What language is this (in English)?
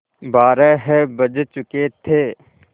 Hindi